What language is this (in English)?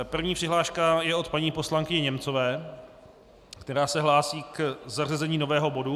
Czech